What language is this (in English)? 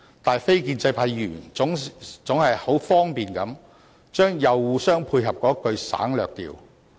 Cantonese